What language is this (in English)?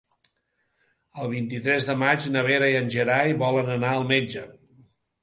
Catalan